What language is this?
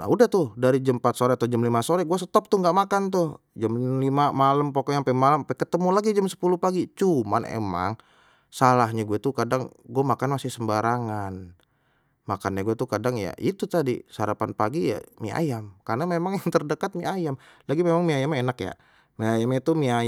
Betawi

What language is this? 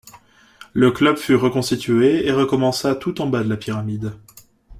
French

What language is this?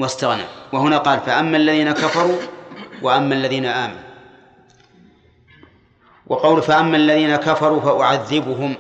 Arabic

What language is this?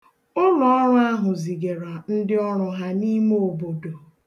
Igbo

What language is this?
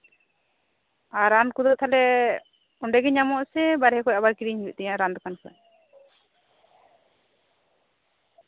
Santali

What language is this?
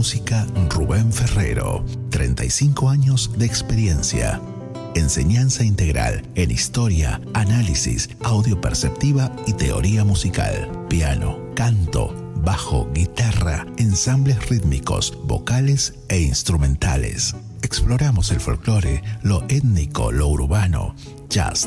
Spanish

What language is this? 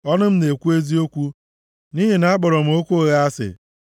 Igbo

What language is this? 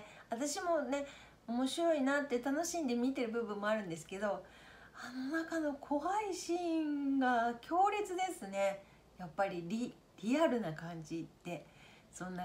Japanese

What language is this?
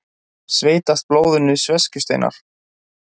Icelandic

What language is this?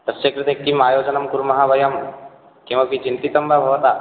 Sanskrit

